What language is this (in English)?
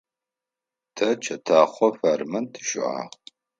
Adyghe